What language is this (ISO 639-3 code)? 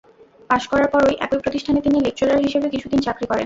ben